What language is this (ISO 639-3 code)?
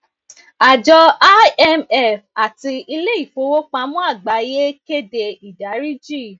yor